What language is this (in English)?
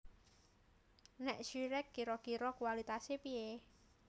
Javanese